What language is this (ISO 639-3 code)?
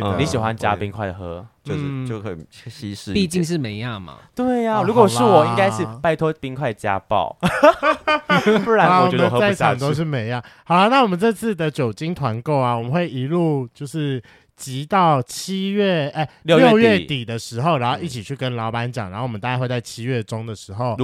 zho